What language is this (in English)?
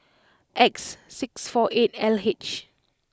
English